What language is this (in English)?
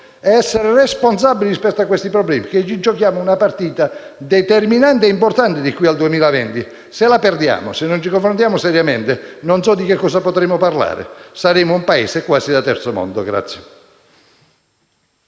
Italian